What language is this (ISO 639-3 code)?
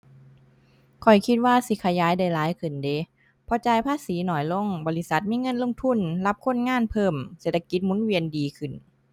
tha